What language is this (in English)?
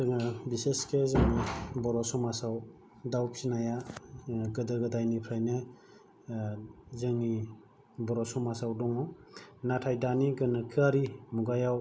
Bodo